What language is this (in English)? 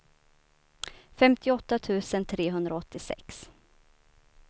Swedish